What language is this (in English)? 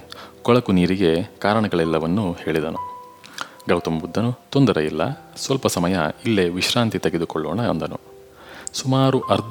Kannada